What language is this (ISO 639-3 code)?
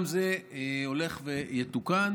heb